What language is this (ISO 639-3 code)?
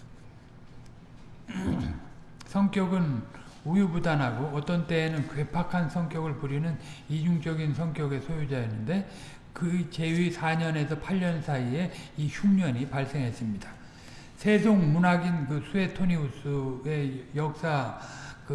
kor